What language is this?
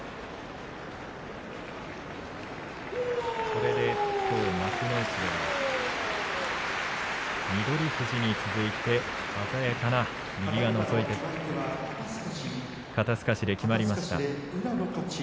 Japanese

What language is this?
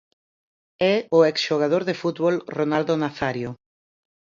Galician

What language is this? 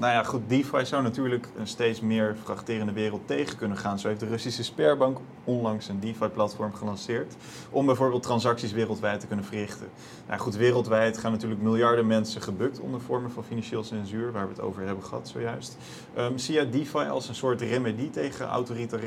Dutch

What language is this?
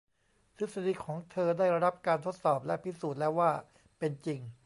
Thai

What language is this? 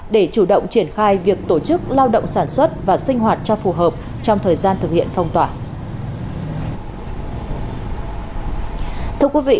Vietnamese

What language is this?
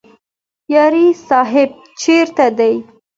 Pashto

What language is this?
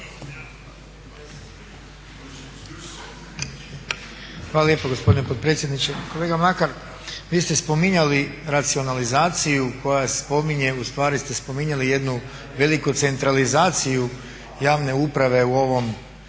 Croatian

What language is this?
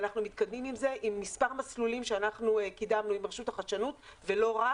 Hebrew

